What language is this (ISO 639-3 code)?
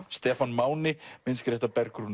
isl